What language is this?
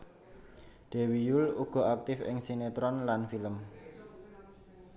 Javanese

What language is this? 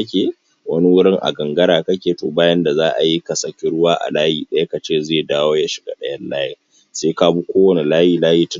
Hausa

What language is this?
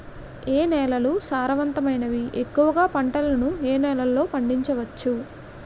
Telugu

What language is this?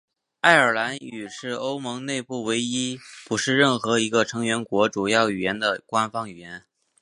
Chinese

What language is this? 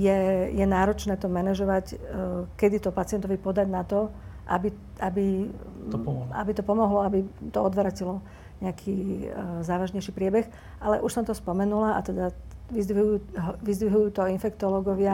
Slovak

